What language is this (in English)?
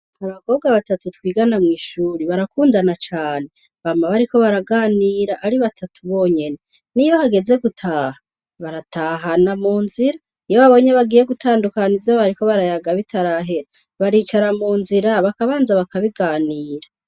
Rundi